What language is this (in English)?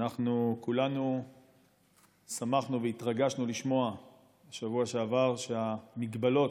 Hebrew